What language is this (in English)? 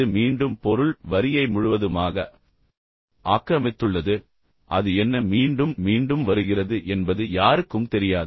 Tamil